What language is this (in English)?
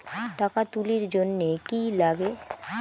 Bangla